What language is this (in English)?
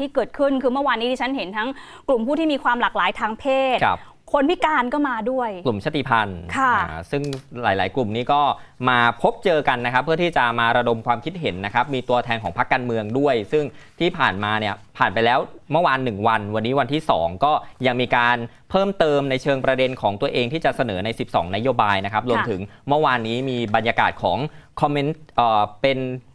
Thai